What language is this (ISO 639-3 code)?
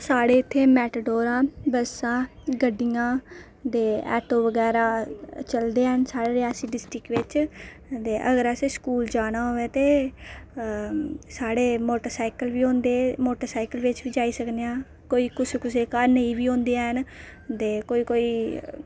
doi